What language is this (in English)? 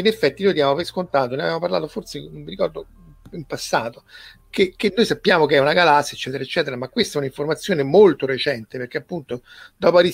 Italian